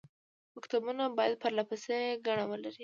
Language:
Pashto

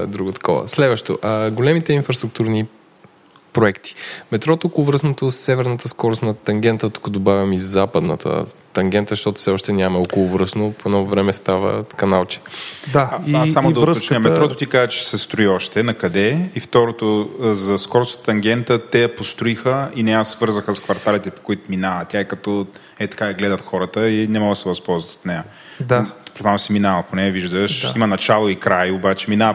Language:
Bulgarian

